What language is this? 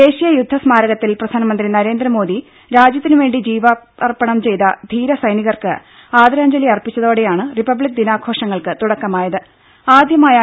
Malayalam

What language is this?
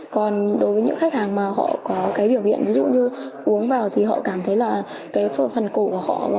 Vietnamese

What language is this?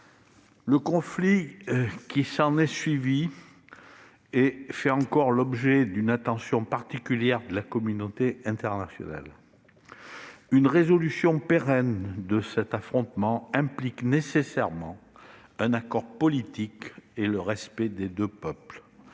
French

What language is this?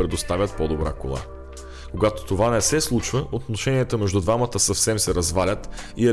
Bulgarian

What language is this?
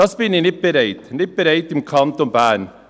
Swiss German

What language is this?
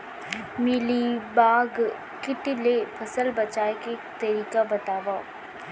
Chhattisgarhi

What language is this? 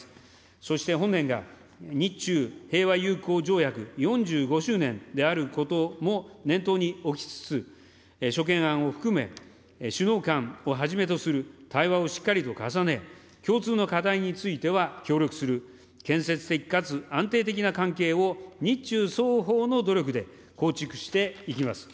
Japanese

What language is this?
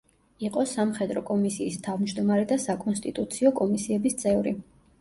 Georgian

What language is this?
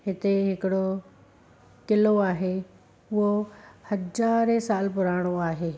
Sindhi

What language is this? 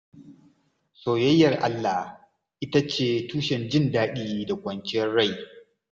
Hausa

